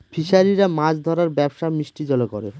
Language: Bangla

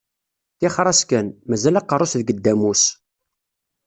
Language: Kabyle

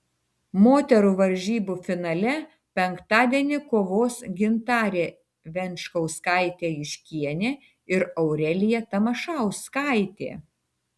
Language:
Lithuanian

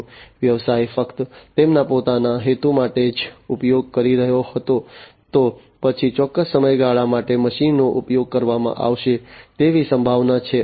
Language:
Gujarati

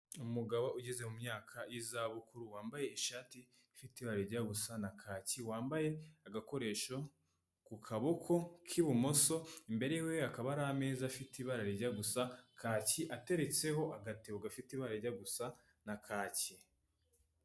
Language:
Kinyarwanda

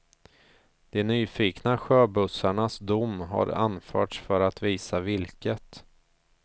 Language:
Swedish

